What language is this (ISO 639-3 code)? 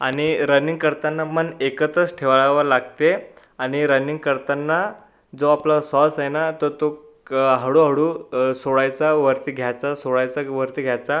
mar